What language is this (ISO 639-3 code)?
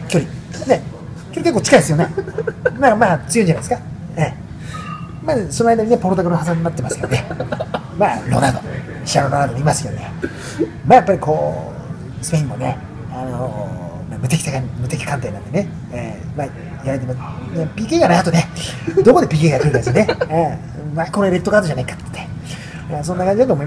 jpn